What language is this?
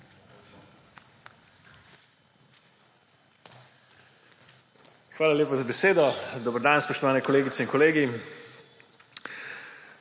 Slovenian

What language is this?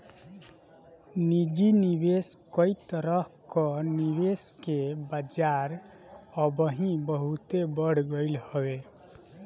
Bhojpuri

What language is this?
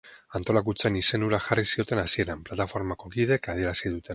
Basque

